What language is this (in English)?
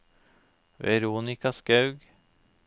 Norwegian